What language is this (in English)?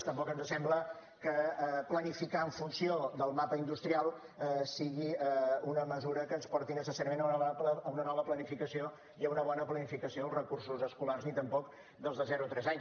Catalan